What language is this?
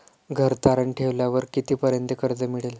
Marathi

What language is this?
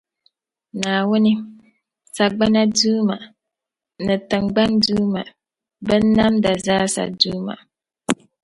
Dagbani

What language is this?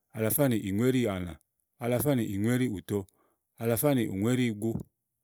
Igo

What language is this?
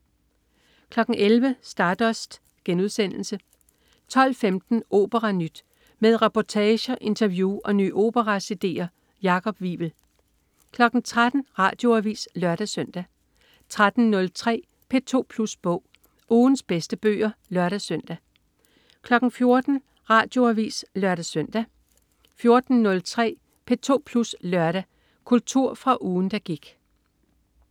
Danish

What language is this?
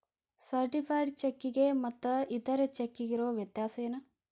Kannada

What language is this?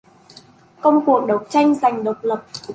Vietnamese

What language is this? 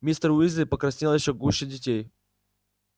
Russian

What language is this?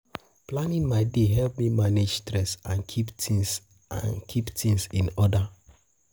Nigerian Pidgin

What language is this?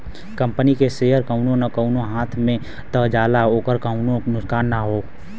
Bhojpuri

